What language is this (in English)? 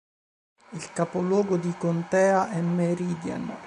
Italian